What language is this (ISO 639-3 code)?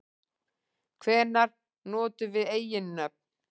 isl